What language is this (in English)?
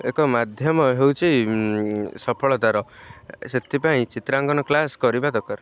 Odia